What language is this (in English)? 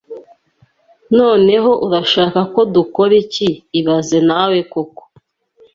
Kinyarwanda